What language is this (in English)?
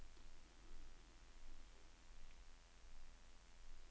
Danish